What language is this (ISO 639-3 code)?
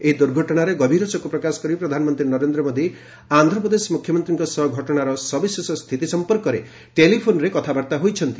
ori